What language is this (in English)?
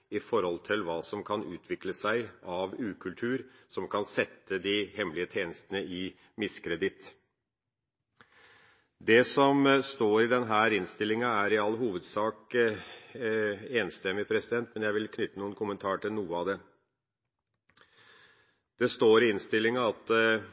Norwegian Bokmål